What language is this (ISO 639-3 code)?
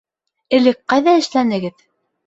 bak